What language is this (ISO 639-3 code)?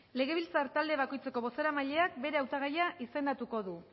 eus